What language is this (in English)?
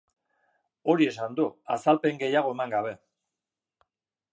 Basque